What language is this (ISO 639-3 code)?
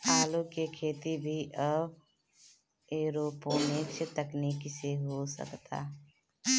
bho